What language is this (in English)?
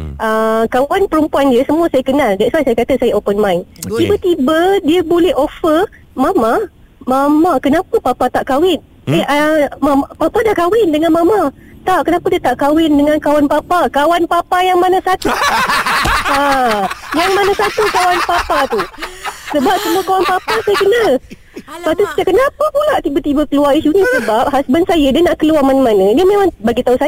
Malay